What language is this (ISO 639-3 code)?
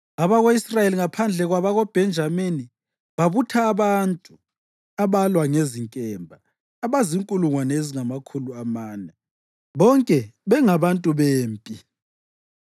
nde